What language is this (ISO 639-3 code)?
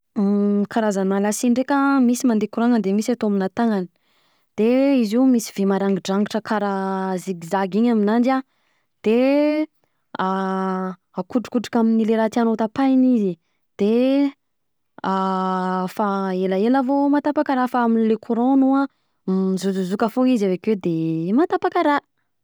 bzc